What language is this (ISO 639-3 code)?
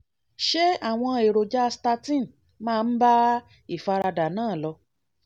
yor